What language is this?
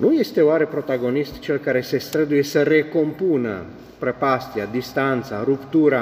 Romanian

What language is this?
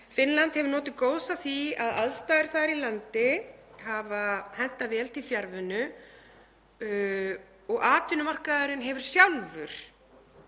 Icelandic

